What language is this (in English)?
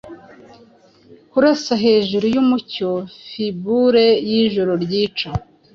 Kinyarwanda